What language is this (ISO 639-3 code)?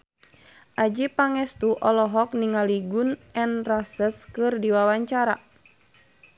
sun